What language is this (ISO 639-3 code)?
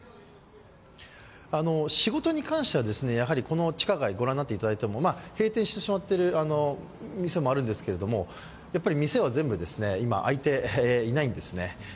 jpn